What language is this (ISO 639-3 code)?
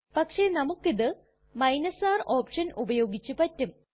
mal